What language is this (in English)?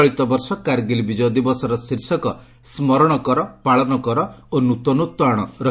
Odia